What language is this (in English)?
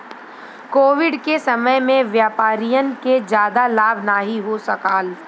Bhojpuri